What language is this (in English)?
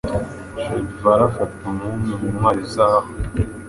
Kinyarwanda